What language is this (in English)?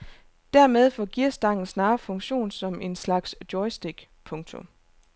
Danish